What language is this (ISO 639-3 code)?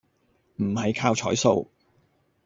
yue